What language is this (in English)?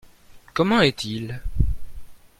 French